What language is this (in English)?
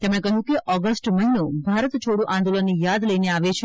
Gujarati